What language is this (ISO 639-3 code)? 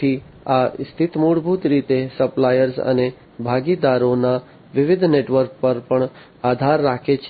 guj